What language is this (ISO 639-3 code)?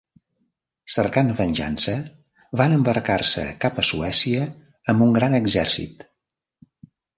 cat